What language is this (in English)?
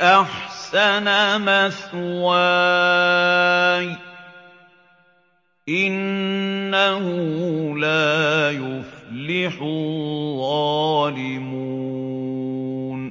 Arabic